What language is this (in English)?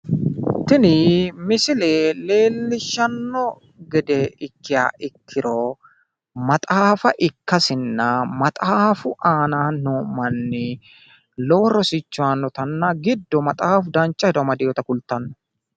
Sidamo